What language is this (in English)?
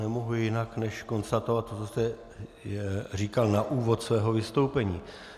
Czech